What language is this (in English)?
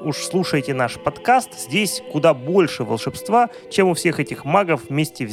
Russian